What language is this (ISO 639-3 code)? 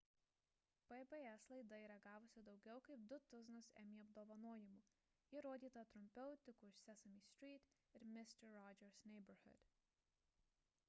lit